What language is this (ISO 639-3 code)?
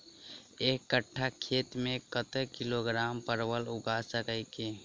mai